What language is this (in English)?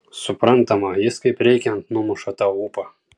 Lithuanian